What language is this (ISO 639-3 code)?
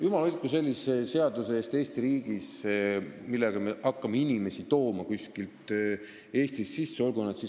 est